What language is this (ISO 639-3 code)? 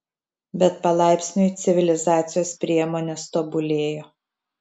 lit